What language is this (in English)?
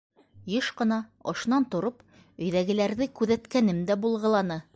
Bashkir